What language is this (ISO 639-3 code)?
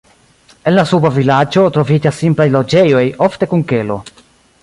epo